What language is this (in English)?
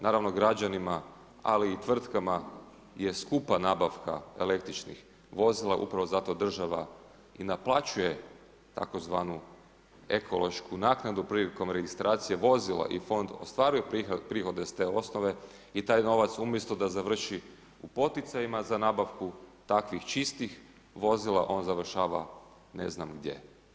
Croatian